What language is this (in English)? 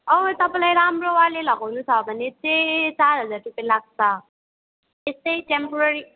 Nepali